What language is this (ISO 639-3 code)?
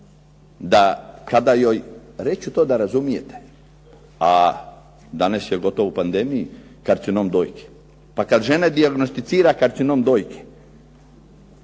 hrv